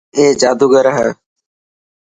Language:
Dhatki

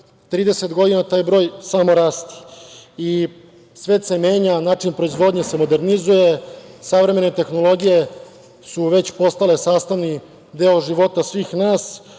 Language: Serbian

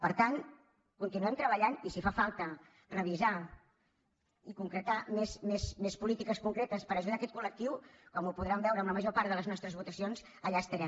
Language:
Catalan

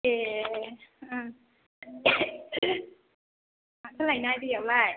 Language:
Bodo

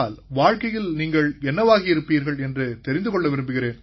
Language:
Tamil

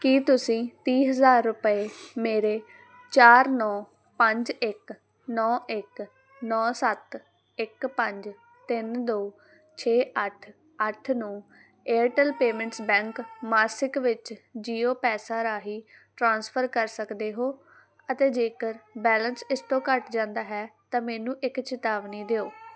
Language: Punjabi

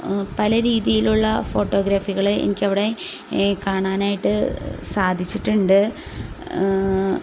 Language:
Malayalam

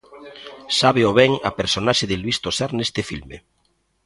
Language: Galician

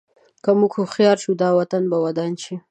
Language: Pashto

